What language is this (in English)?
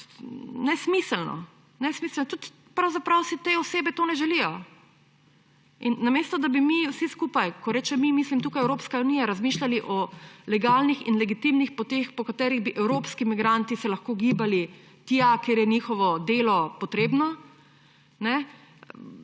Slovenian